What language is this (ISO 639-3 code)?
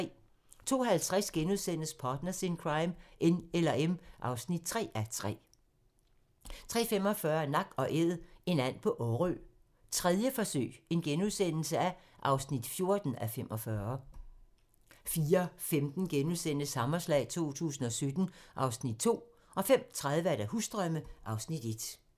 dan